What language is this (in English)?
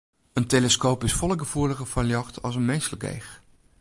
Western Frisian